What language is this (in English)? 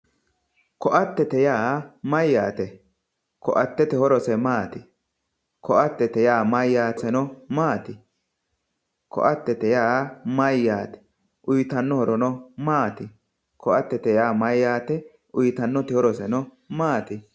Sidamo